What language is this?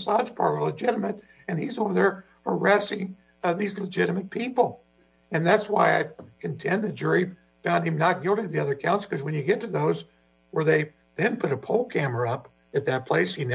English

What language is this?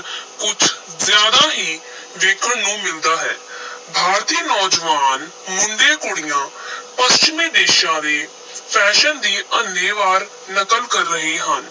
Punjabi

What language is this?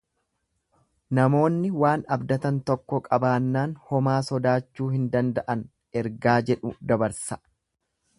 Oromo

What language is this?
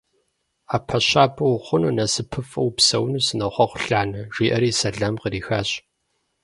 Kabardian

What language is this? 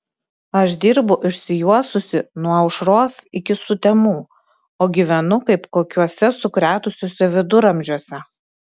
Lithuanian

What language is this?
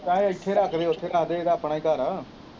Punjabi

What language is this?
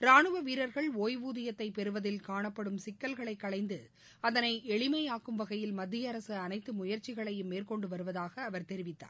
Tamil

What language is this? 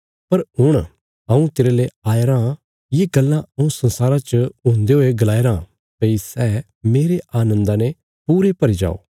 Bilaspuri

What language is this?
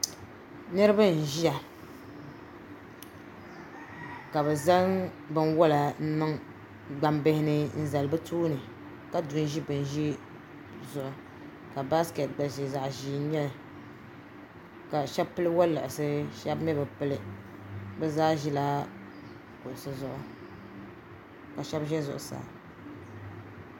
Dagbani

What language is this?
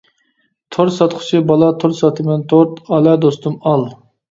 Uyghur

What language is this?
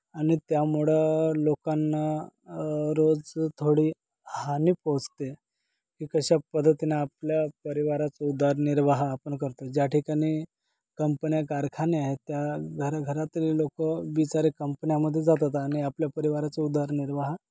Marathi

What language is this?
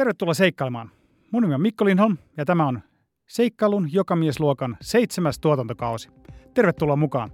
Finnish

